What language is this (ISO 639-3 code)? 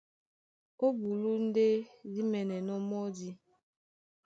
dua